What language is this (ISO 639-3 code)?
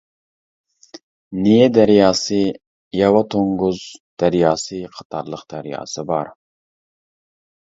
uig